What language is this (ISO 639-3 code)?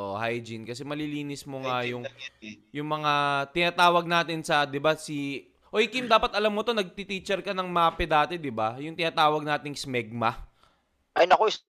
fil